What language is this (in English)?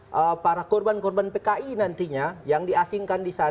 Indonesian